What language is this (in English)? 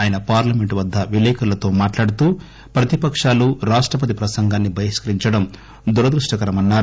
Telugu